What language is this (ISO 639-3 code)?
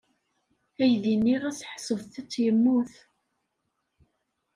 kab